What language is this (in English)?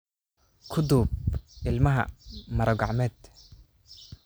Somali